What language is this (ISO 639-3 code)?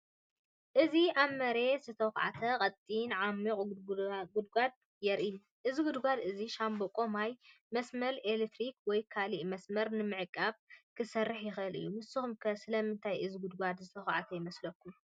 tir